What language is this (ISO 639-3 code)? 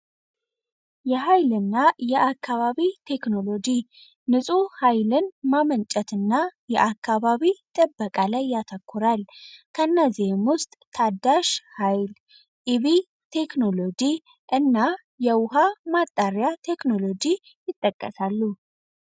amh